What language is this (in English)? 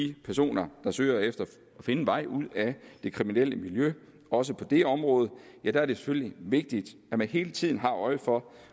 Danish